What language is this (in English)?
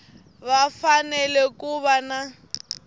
Tsonga